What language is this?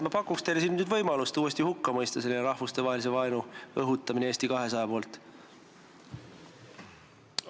Estonian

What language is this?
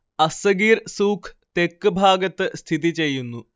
Malayalam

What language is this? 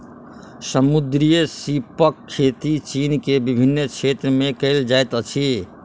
Maithili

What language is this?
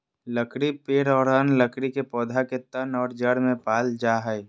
Magahi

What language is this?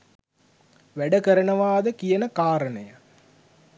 Sinhala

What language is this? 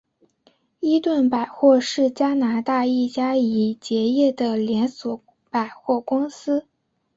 Chinese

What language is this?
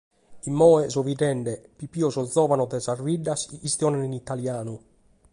Sardinian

